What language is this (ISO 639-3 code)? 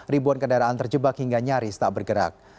ind